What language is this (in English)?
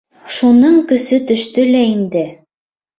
Bashkir